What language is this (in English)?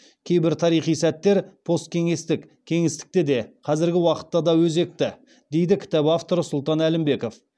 Kazakh